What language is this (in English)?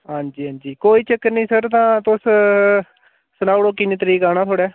Dogri